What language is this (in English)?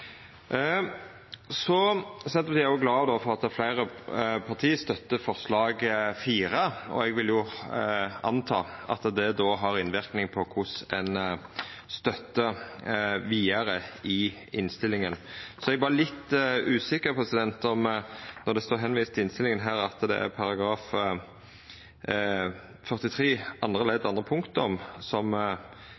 Norwegian Nynorsk